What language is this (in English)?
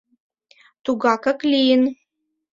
Mari